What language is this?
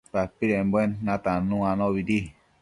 Matsés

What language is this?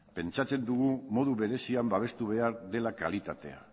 Basque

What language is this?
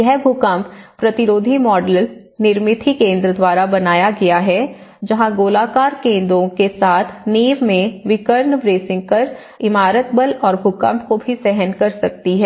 Hindi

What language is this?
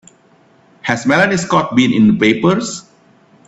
English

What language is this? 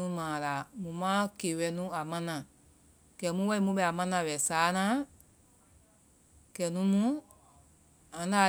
Vai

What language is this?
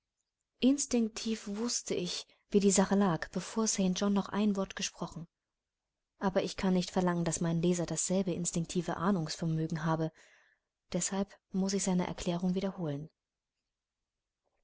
German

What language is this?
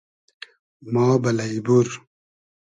Hazaragi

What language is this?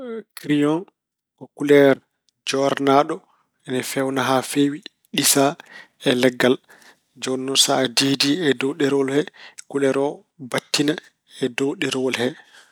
Fula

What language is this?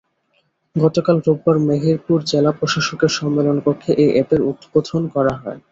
Bangla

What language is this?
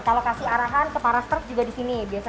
Indonesian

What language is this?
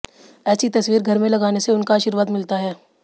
Hindi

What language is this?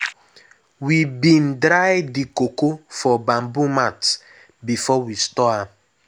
Nigerian Pidgin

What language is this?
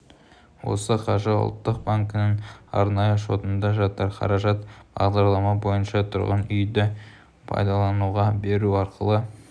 Kazakh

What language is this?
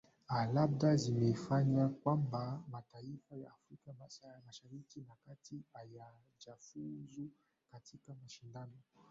Swahili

